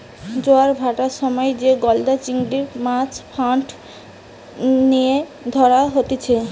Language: Bangla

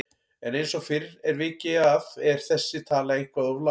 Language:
Icelandic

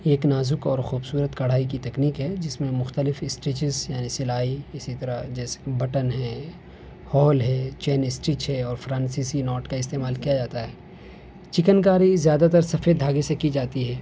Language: Urdu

